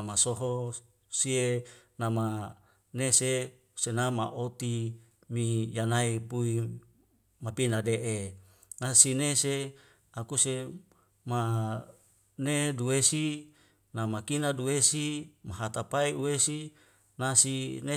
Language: Wemale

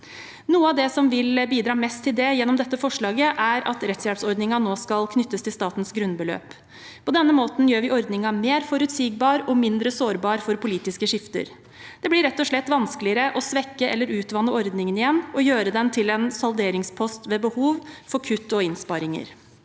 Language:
Norwegian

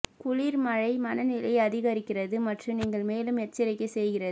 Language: Tamil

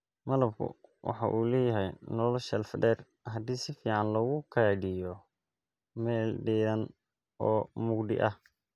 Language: Somali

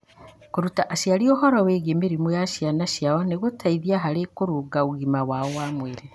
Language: Kikuyu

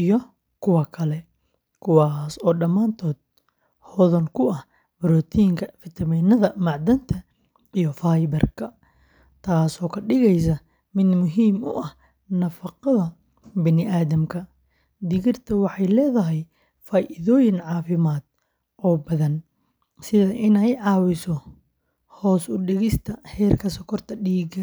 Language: Somali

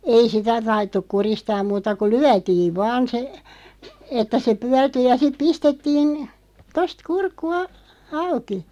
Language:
Finnish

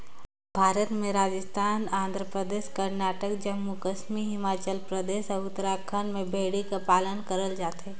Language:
Chhattisgarhi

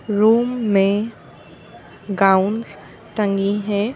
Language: Hindi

